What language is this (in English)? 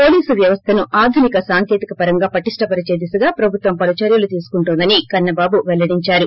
Telugu